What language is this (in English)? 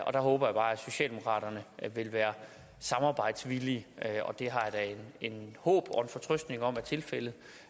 Danish